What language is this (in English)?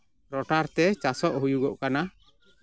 Santali